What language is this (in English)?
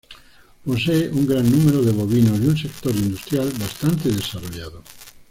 Spanish